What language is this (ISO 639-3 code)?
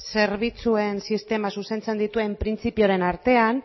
eus